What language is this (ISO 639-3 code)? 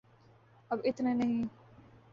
urd